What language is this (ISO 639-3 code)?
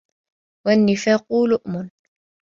ara